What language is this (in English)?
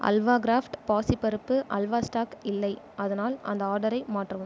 Tamil